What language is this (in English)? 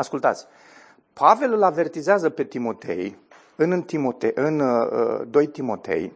Romanian